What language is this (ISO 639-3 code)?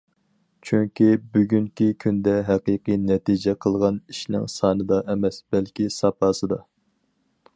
uig